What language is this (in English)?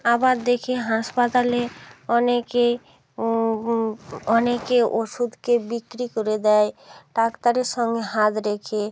Bangla